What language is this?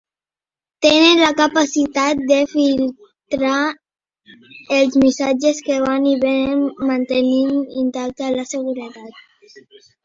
Catalan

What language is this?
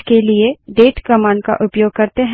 Hindi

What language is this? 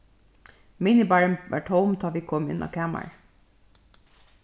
Faroese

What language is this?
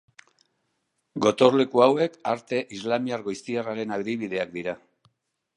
Basque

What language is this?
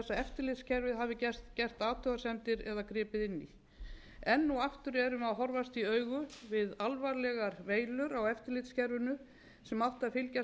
Icelandic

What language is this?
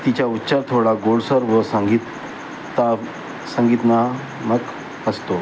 Marathi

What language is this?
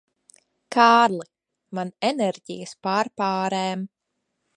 Latvian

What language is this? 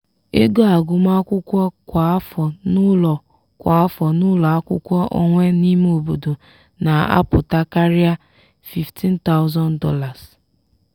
Igbo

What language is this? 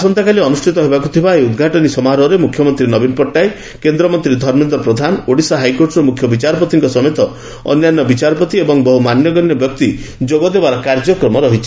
Odia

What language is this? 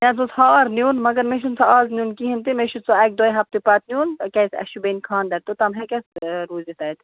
Kashmiri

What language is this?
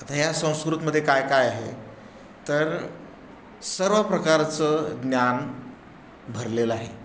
Marathi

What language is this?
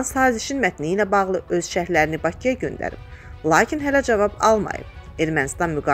Turkish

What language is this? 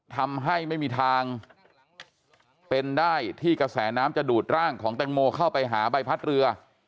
Thai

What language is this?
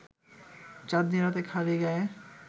Bangla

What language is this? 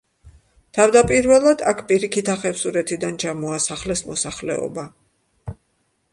Georgian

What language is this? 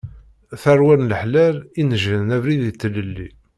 Kabyle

